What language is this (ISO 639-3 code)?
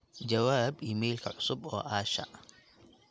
som